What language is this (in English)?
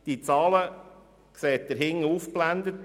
Swiss German